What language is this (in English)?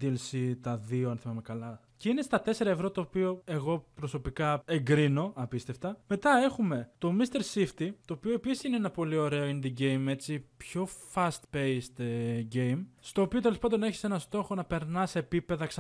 Greek